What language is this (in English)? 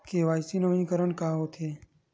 Chhattisgarhi